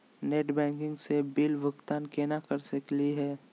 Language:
Magahi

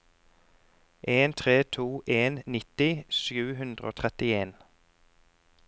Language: Norwegian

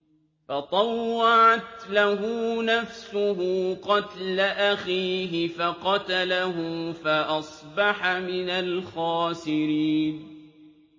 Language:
Arabic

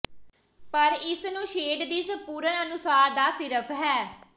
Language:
Punjabi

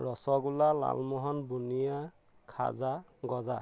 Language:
Assamese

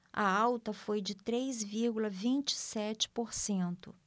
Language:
Portuguese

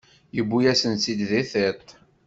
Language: Kabyle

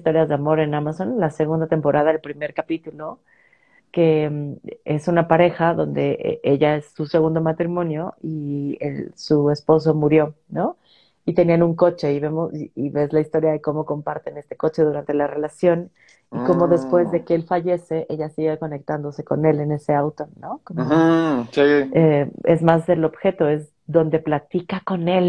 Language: Spanish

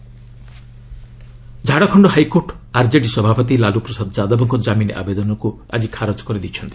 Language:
Odia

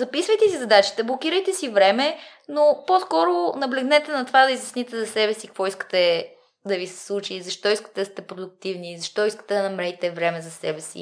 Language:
Bulgarian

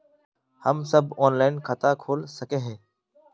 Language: Magahi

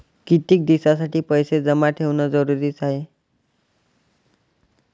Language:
Marathi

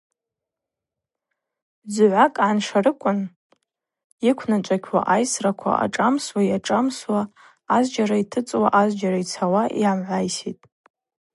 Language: Abaza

